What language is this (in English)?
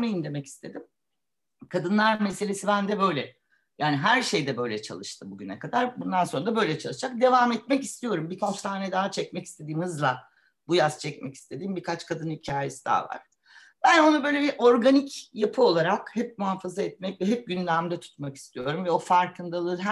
Turkish